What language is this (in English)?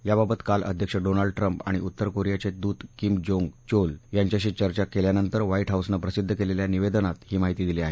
Marathi